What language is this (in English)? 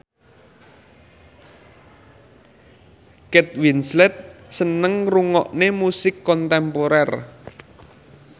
Javanese